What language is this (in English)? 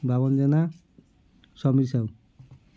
Odia